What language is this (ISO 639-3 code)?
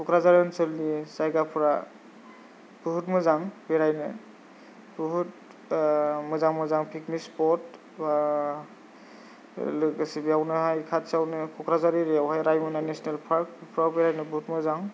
brx